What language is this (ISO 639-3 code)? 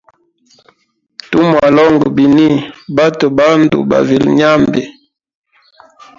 hem